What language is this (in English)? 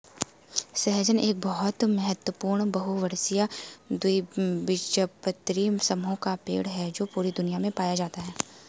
Hindi